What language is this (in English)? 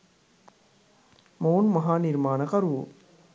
Sinhala